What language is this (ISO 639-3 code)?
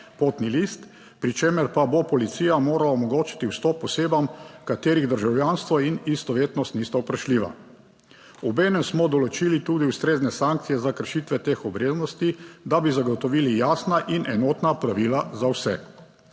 slv